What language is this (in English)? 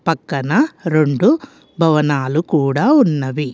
Telugu